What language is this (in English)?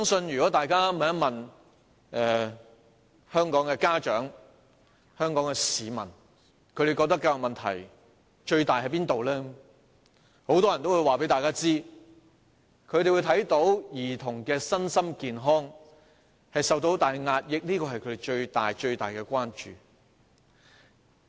Cantonese